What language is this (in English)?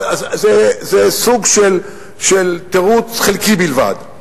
Hebrew